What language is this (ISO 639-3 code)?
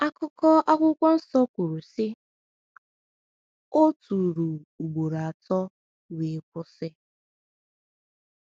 ibo